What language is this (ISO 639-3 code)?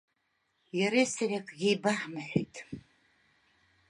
abk